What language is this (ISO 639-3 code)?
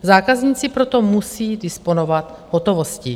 ces